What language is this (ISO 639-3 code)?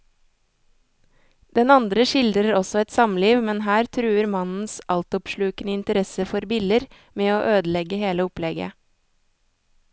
nor